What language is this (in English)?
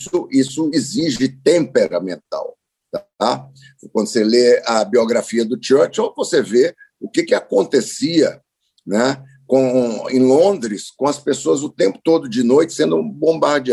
Portuguese